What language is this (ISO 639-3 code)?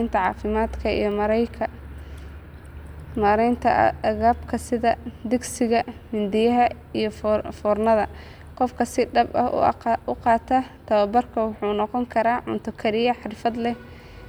som